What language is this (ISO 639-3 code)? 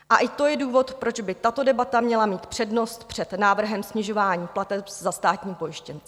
ces